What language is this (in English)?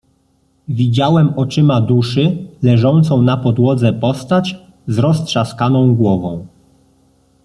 Polish